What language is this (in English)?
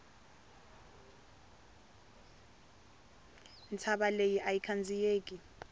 Tsonga